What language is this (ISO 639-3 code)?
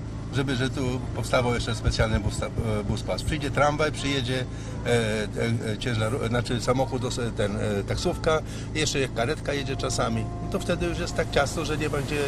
pol